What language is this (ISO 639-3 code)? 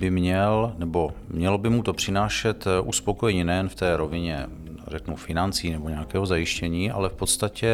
ces